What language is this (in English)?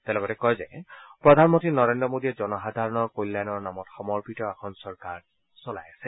Assamese